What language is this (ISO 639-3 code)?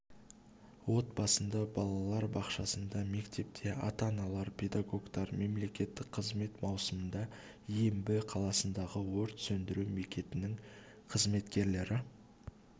kaz